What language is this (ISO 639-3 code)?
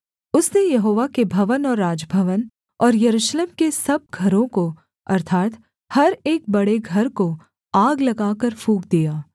hin